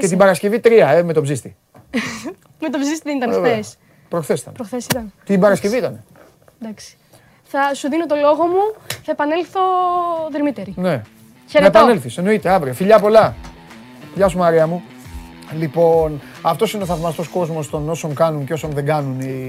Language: Greek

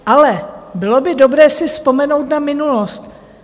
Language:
Czech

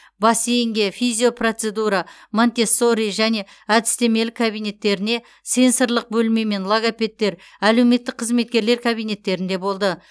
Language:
Kazakh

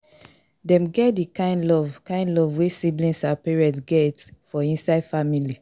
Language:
Nigerian Pidgin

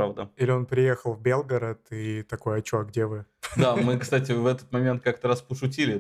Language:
Russian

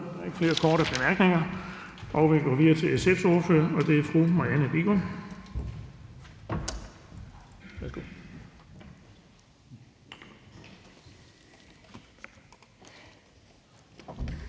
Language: Danish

